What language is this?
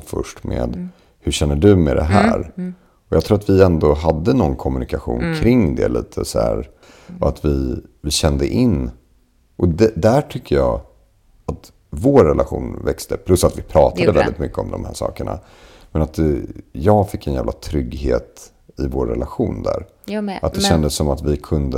Swedish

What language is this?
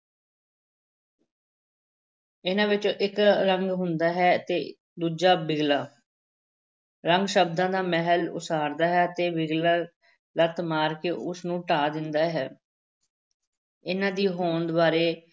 Punjabi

